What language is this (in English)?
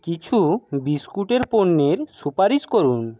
Bangla